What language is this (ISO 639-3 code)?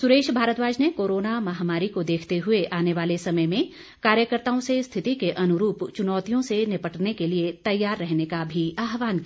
hin